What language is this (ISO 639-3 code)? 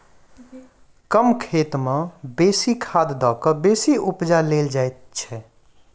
mai